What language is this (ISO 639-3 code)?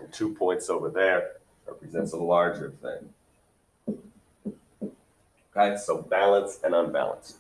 eng